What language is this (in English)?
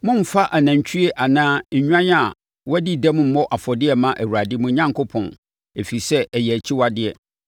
Akan